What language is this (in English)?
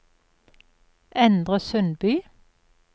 Norwegian